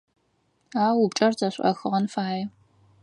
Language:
Adyghe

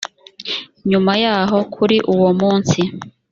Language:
Kinyarwanda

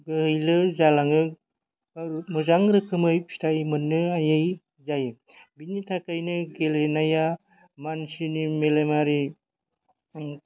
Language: Bodo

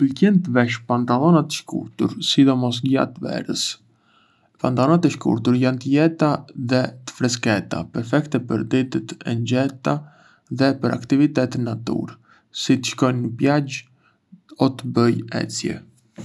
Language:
Arbëreshë Albanian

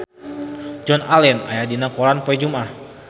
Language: Sundanese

